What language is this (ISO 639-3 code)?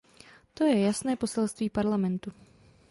ces